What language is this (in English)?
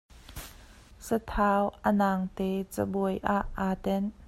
Hakha Chin